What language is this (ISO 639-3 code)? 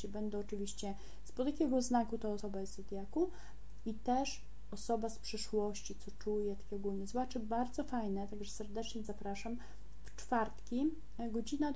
pol